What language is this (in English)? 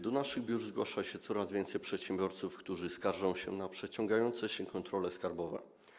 Polish